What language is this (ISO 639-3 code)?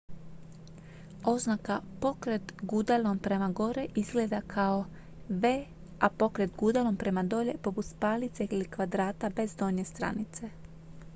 hrv